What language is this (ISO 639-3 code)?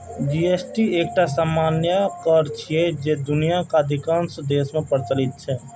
mai